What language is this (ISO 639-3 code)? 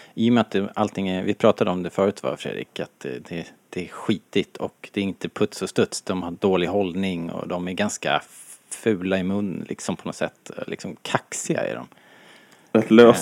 swe